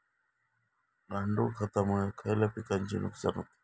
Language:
Marathi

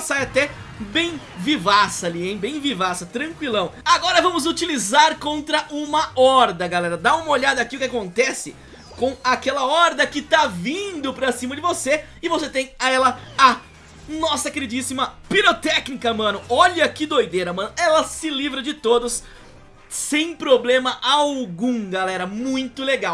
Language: Portuguese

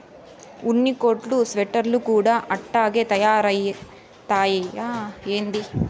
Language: Telugu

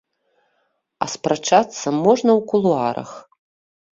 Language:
Belarusian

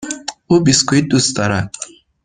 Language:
Persian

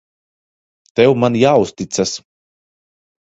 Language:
Latvian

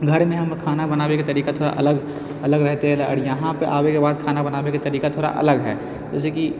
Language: Maithili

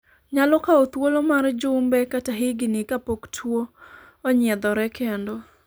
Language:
Luo (Kenya and Tanzania)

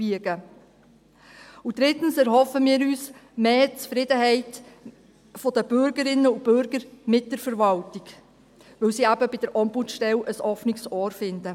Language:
Swiss German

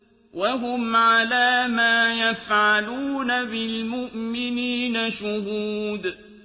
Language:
Arabic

